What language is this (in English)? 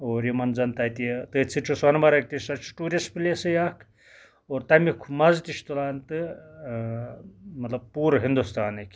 Kashmiri